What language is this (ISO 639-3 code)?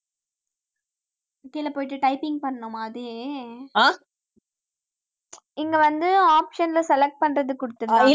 tam